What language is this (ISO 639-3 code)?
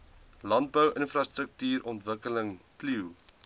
afr